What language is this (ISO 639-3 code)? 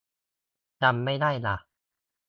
tha